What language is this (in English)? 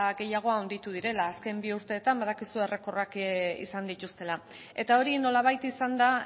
Basque